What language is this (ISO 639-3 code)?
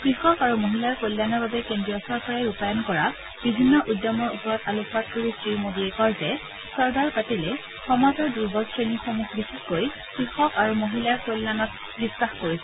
asm